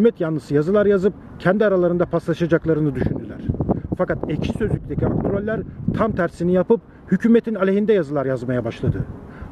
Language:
Turkish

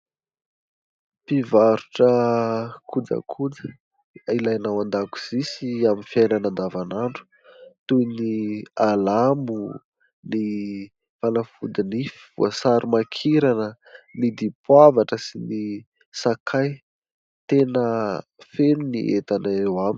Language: Malagasy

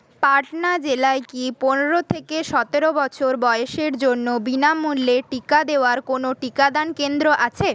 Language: Bangla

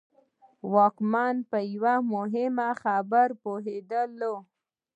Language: Pashto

